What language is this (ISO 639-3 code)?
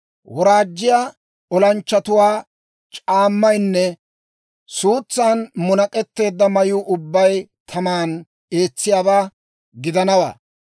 dwr